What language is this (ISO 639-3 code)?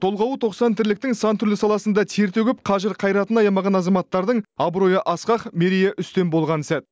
kaz